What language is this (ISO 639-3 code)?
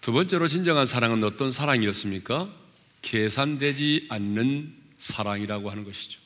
kor